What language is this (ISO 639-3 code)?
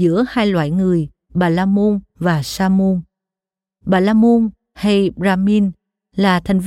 vie